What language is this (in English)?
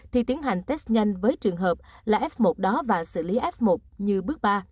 Vietnamese